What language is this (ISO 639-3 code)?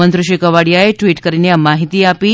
guj